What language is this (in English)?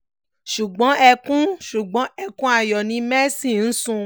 Yoruba